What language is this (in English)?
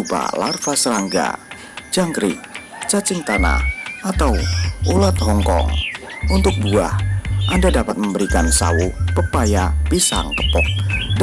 Indonesian